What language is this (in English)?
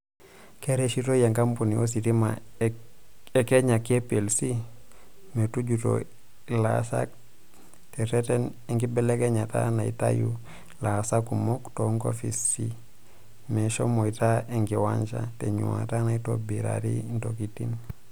Masai